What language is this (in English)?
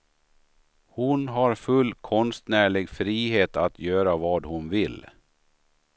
Swedish